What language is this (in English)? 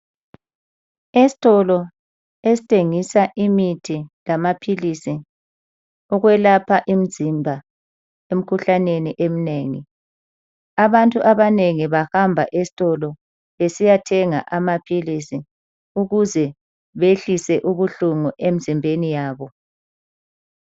North Ndebele